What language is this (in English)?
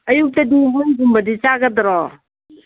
Manipuri